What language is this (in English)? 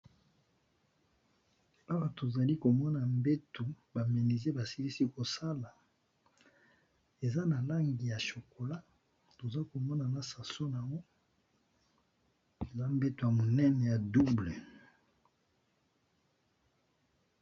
Lingala